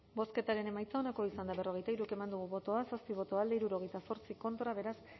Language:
Basque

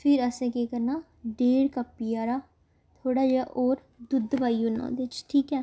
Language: Dogri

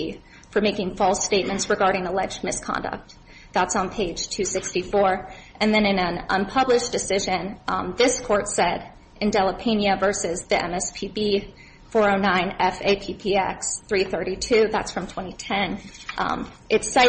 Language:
English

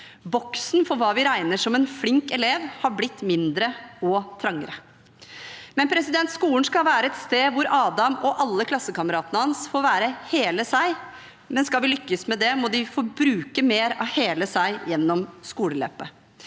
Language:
Norwegian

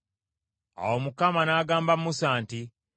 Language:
Ganda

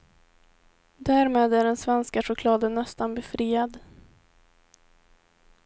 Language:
Swedish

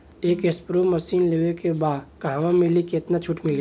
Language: Bhojpuri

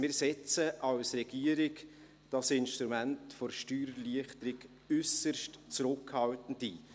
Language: Swiss German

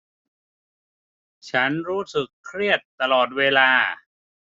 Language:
Thai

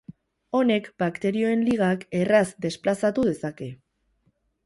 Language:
Basque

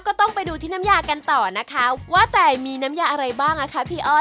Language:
Thai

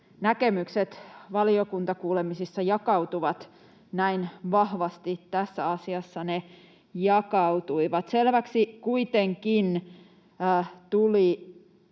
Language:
Finnish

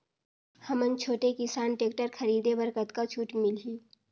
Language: Chhattisgarhi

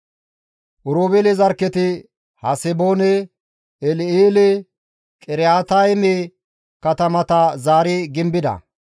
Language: Gamo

